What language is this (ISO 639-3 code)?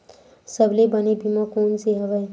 hne